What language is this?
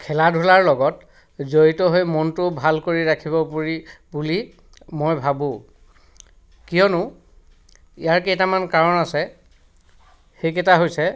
Assamese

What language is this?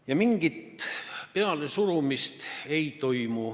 Estonian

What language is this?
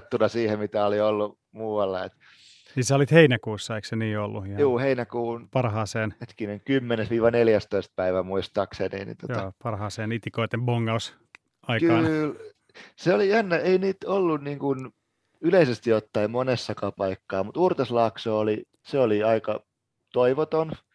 Finnish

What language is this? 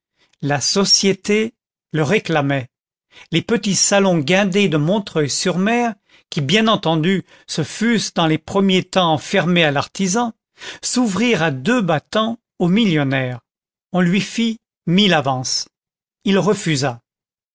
French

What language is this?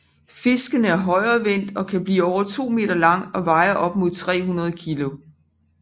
Danish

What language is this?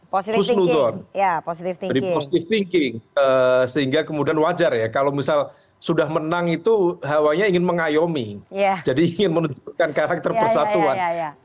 Indonesian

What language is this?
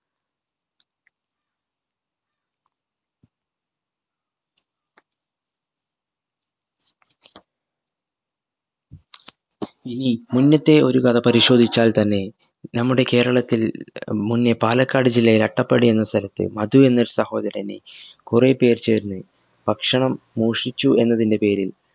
Malayalam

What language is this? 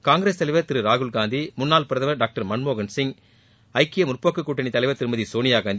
Tamil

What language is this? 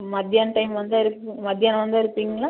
Tamil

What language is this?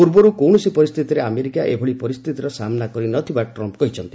Odia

